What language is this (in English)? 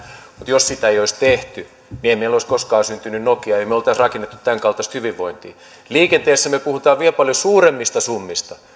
Finnish